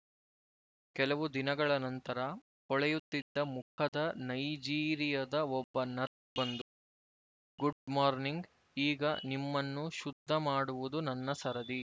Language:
Kannada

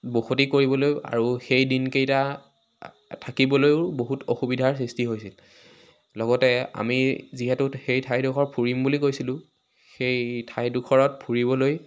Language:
Assamese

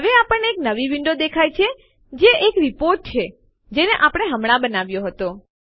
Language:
Gujarati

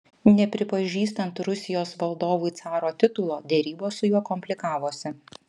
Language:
Lithuanian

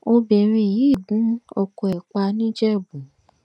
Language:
Yoruba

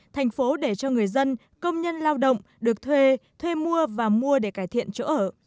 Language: Vietnamese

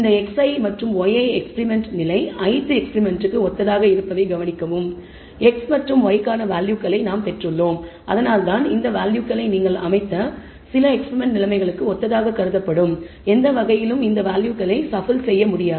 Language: Tamil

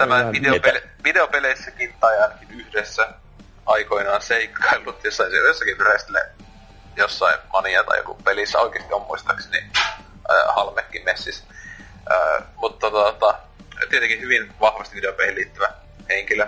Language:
Finnish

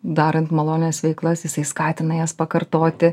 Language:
Lithuanian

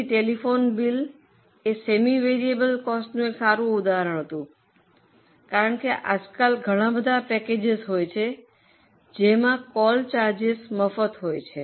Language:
Gujarati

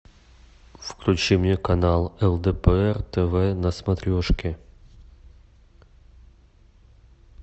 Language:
Russian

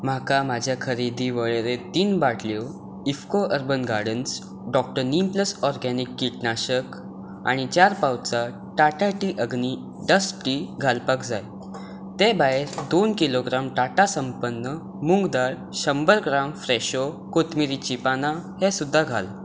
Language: Konkani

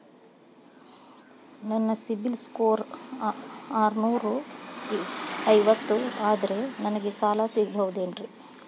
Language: Kannada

